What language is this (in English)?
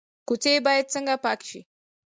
Pashto